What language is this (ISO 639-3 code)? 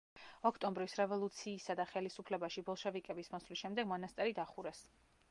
kat